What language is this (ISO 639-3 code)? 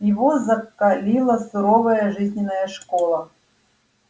rus